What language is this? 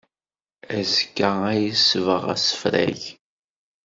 Kabyle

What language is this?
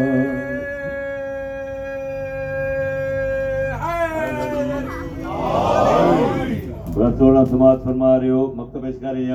Urdu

